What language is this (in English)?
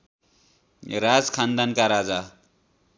Nepali